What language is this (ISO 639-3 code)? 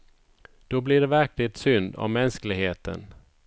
swe